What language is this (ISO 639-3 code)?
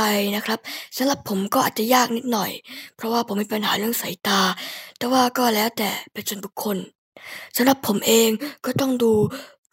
tha